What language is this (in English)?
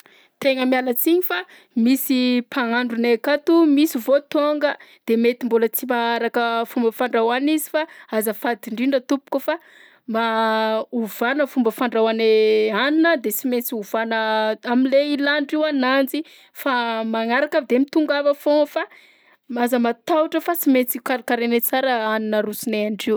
Southern Betsimisaraka Malagasy